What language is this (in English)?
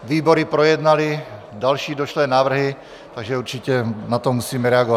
Czech